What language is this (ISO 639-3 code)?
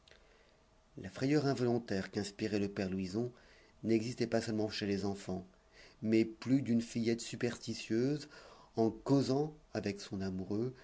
fra